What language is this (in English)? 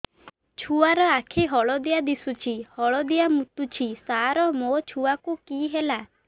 Odia